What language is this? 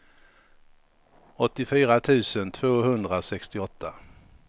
Swedish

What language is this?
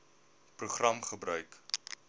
Afrikaans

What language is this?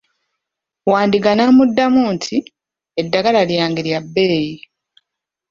Ganda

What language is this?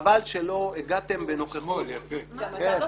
Hebrew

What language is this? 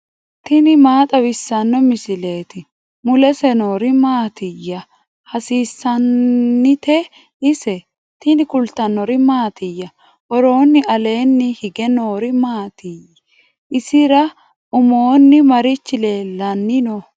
Sidamo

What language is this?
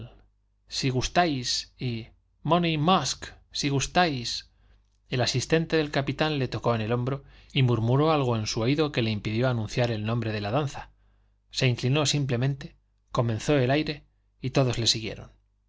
Spanish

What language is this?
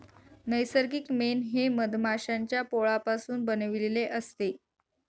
Marathi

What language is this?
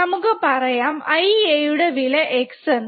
Malayalam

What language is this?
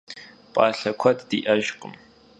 Kabardian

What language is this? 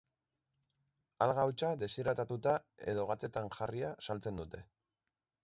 Basque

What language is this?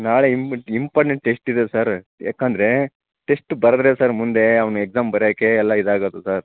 Kannada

